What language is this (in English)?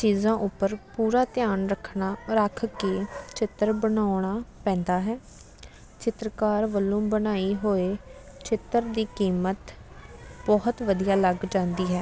Punjabi